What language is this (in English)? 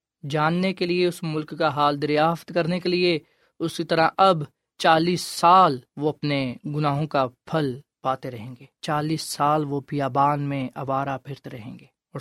Urdu